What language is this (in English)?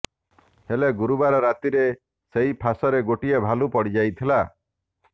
Odia